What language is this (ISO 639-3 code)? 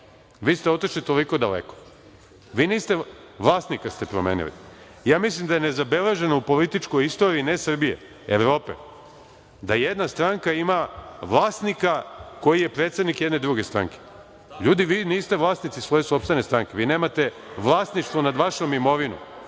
srp